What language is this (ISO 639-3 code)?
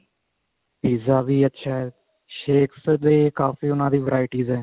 pan